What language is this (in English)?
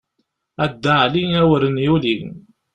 Kabyle